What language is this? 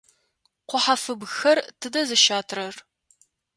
Adyghe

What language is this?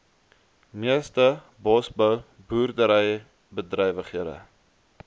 Afrikaans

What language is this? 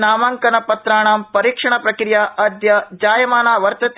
Sanskrit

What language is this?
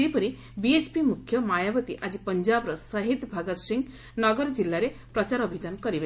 Odia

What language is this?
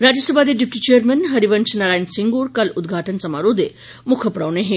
Dogri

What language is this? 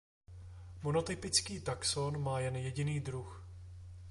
Czech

